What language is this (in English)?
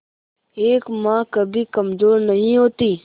Hindi